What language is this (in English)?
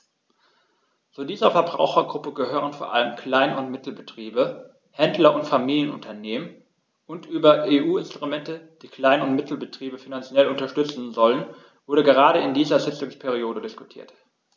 German